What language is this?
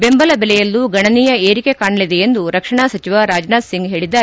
Kannada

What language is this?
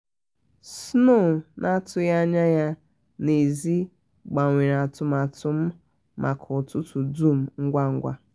Igbo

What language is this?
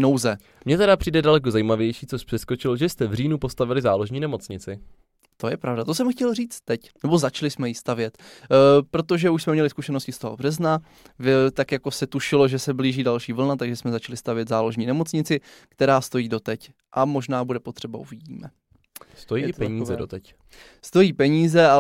Czech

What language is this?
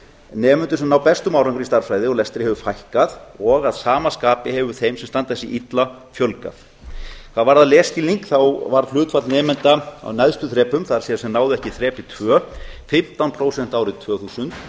Icelandic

